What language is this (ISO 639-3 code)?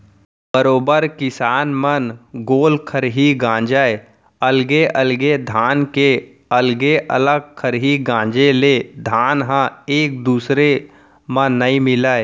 hne